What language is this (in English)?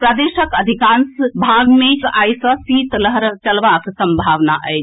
Maithili